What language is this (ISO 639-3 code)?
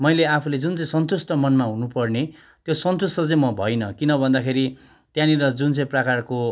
nep